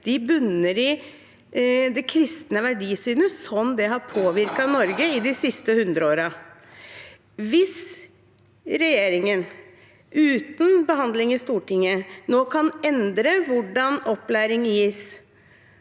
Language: Norwegian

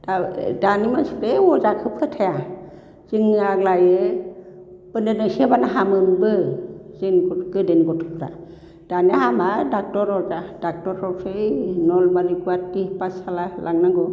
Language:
Bodo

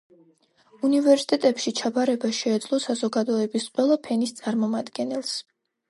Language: Georgian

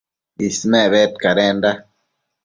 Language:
Matsés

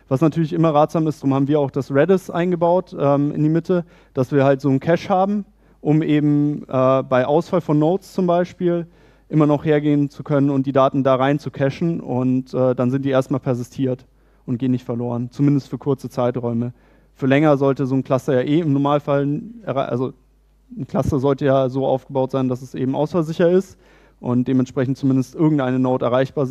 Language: German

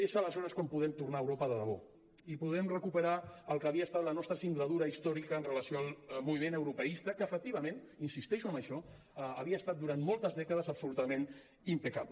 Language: Catalan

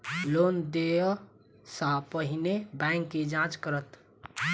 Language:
Maithili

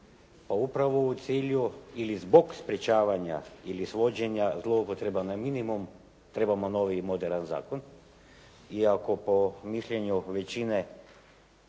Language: Croatian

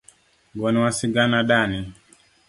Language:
Luo (Kenya and Tanzania)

